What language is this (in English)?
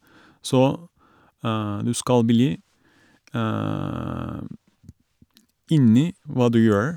Norwegian